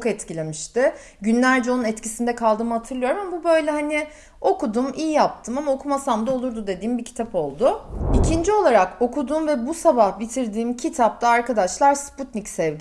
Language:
Turkish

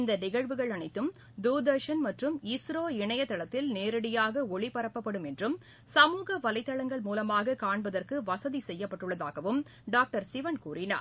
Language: Tamil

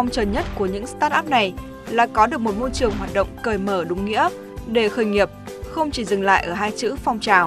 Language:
Vietnamese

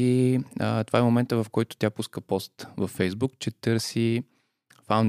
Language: Bulgarian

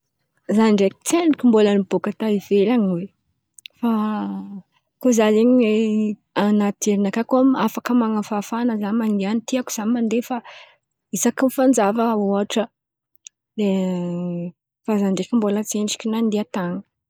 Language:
Antankarana Malagasy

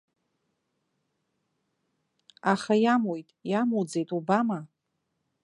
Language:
Abkhazian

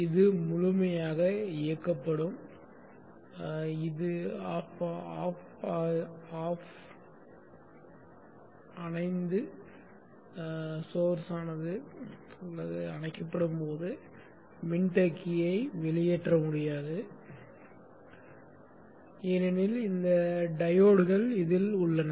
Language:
Tamil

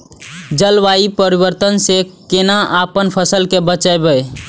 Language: Maithili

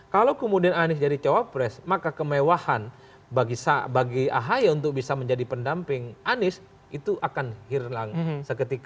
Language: Indonesian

